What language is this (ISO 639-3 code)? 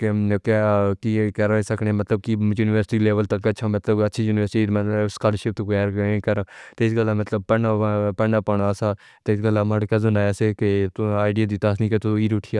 phr